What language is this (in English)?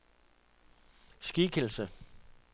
Danish